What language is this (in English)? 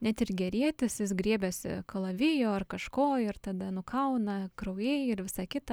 Lithuanian